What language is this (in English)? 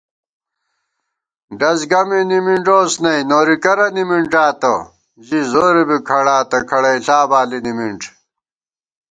Gawar-Bati